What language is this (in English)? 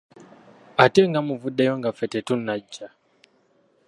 Ganda